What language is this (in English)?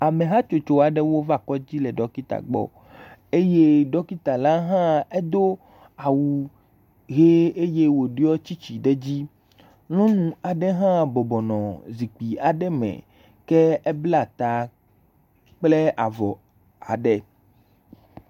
Ewe